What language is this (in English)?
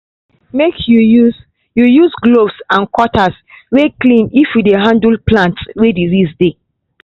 Nigerian Pidgin